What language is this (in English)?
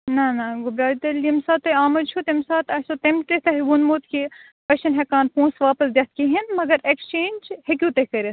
Kashmiri